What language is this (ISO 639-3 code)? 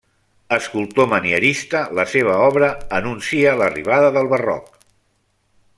cat